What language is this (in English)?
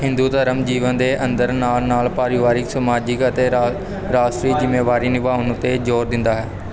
Punjabi